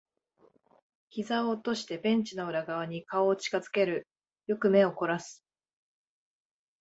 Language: Japanese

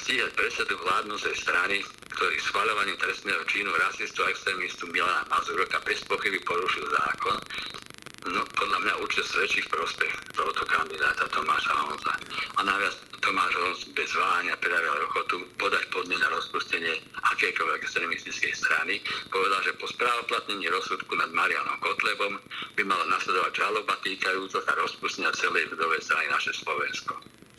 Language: Slovak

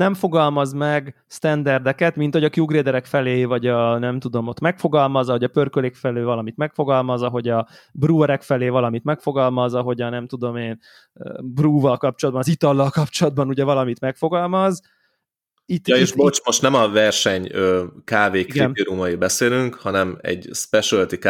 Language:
Hungarian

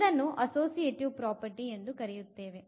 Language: Kannada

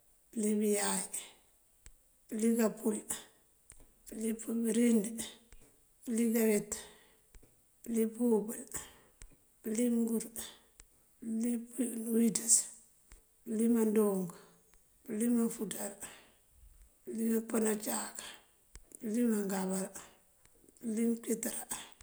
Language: Mandjak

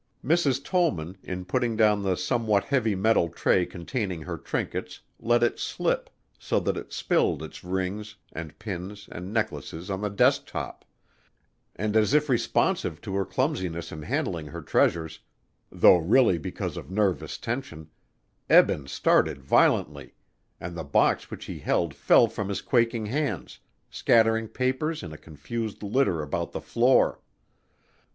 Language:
English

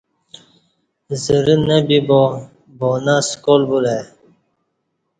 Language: Kati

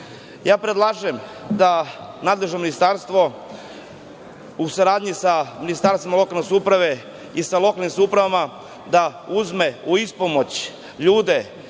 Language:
Serbian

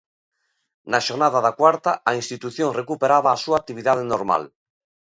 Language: Galician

